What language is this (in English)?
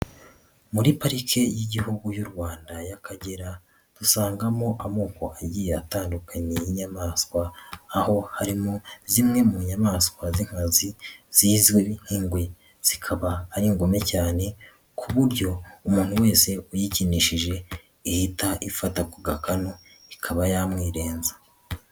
Kinyarwanda